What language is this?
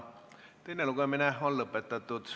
Estonian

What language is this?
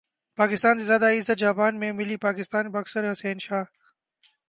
Urdu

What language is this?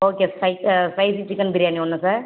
Tamil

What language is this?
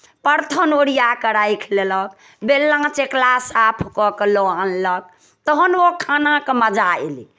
Maithili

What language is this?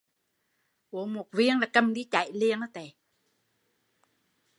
Vietnamese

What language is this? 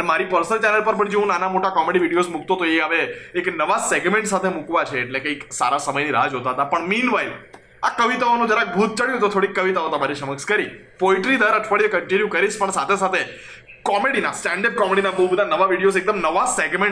Gujarati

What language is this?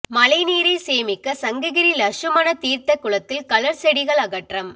Tamil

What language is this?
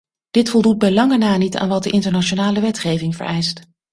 Dutch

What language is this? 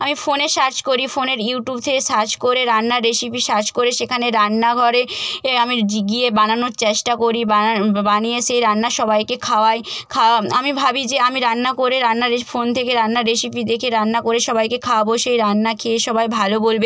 Bangla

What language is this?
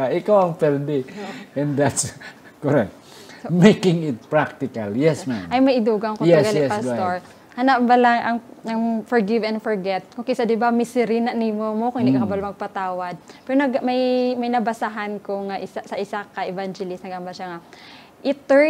Filipino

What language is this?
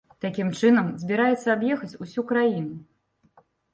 Belarusian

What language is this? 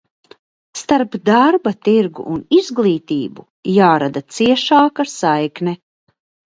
Latvian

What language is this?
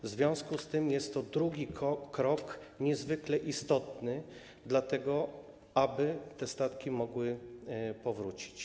Polish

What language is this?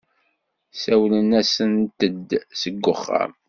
Kabyle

